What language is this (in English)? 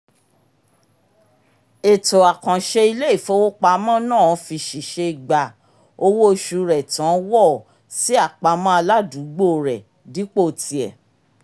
Yoruba